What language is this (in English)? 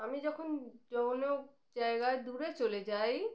Bangla